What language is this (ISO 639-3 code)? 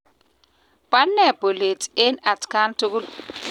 kln